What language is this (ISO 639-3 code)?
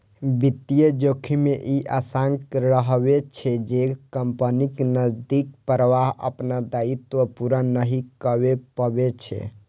mai